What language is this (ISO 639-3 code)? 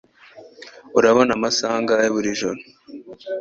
kin